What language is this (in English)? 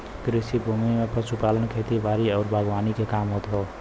Bhojpuri